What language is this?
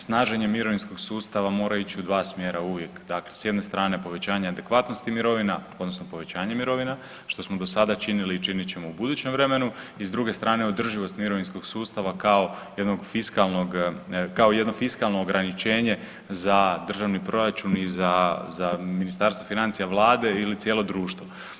Croatian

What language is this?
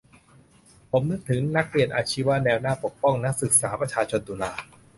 Thai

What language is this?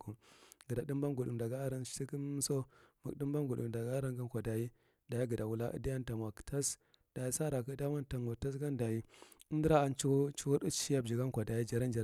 Marghi Central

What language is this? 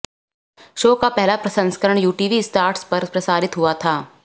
Hindi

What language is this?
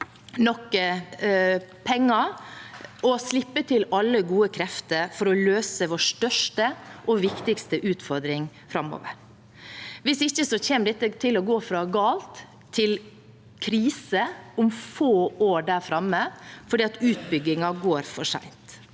Norwegian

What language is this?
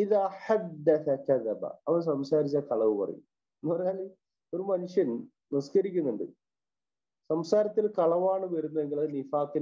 Arabic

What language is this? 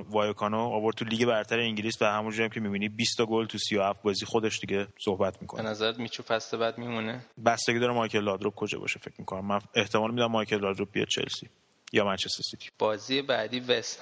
Persian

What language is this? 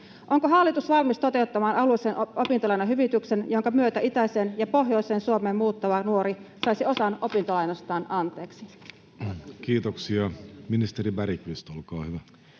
Finnish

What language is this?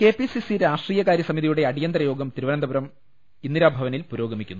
Malayalam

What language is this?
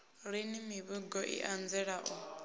Venda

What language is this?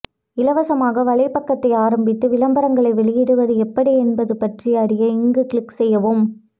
Tamil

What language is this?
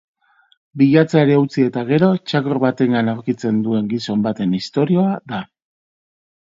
Basque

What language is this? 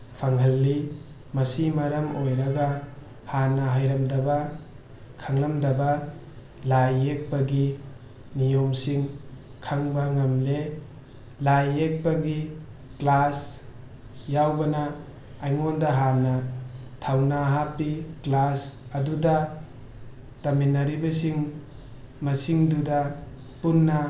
Manipuri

